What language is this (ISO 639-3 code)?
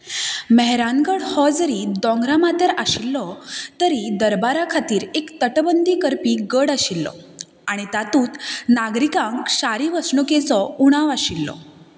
kok